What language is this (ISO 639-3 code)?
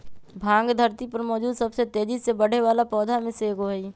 mag